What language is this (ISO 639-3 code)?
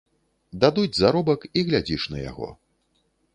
bel